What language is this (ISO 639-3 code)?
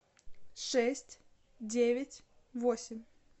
rus